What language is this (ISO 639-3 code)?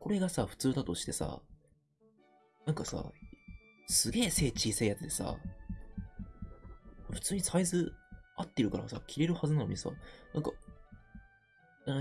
jpn